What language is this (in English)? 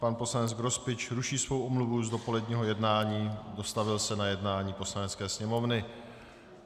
Czech